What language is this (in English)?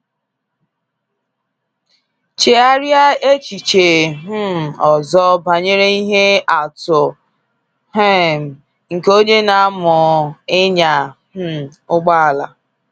Igbo